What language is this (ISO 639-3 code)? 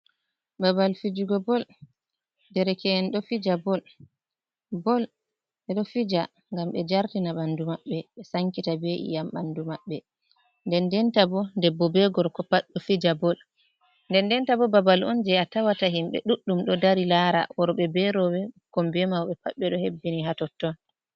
ful